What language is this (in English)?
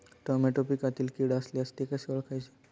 Marathi